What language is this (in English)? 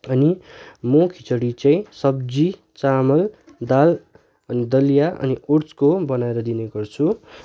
Nepali